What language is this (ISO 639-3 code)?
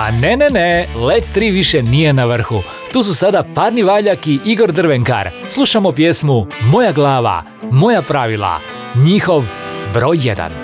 hrv